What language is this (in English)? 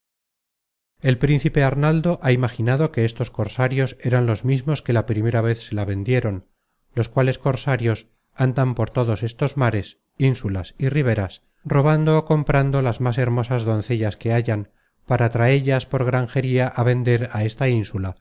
Spanish